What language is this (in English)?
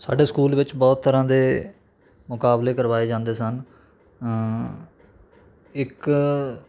Punjabi